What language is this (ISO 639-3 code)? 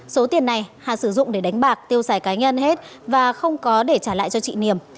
vie